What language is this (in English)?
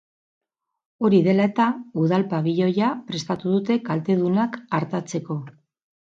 Basque